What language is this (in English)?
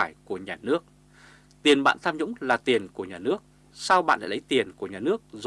Vietnamese